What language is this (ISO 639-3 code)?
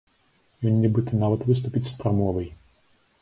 bel